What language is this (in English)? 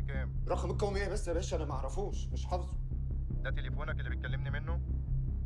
Arabic